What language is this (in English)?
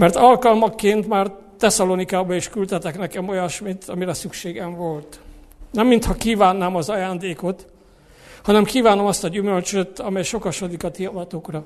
Hungarian